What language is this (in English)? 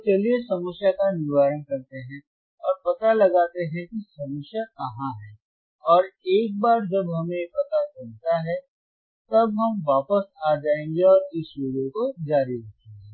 Hindi